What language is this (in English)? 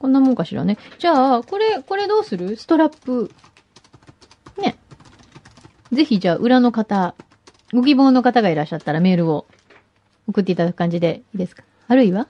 Japanese